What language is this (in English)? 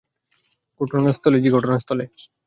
Bangla